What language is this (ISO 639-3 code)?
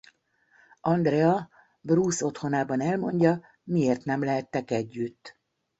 hun